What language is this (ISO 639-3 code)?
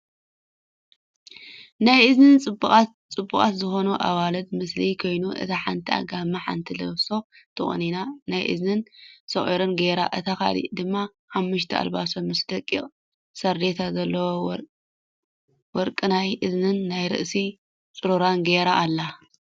tir